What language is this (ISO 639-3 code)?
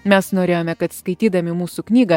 lit